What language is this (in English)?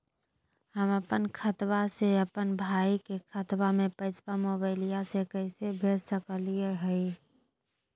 Magahi